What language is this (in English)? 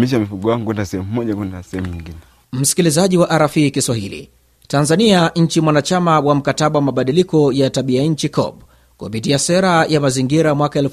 Swahili